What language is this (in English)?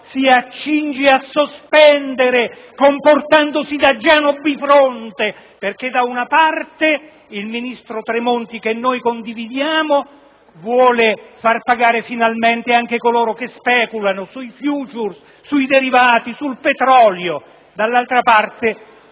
Italian